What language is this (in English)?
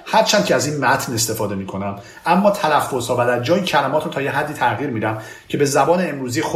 Persian